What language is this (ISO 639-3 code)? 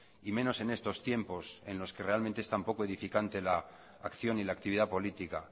spa